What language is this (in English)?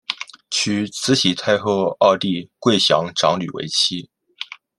Chinese